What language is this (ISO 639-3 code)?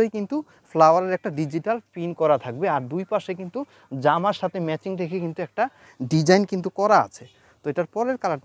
ron